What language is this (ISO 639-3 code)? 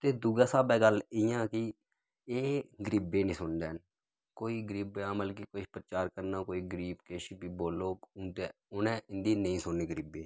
doi